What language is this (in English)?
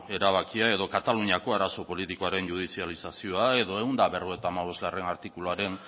Basque